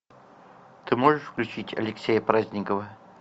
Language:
Russian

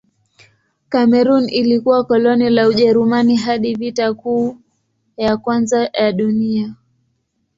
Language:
Swahili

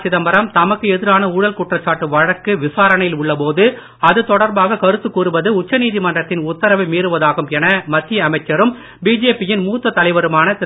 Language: Tamil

